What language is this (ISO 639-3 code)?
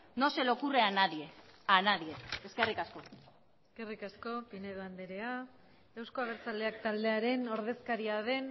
eus